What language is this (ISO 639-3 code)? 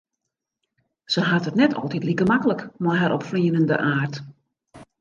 fry